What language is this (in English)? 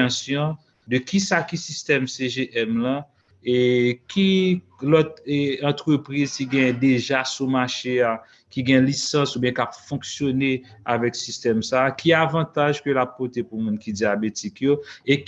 French